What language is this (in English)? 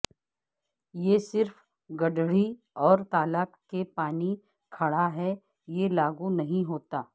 Urdu